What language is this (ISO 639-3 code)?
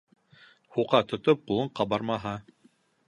bak